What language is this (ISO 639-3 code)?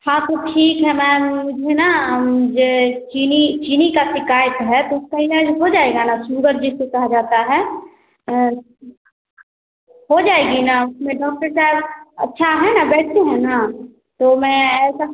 hin